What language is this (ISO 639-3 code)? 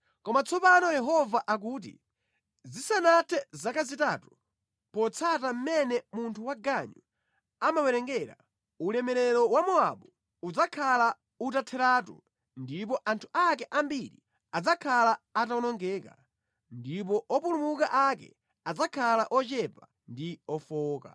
nya